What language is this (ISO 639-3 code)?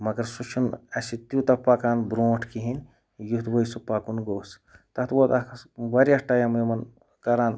kas